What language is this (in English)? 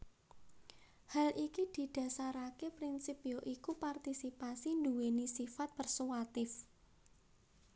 Javanese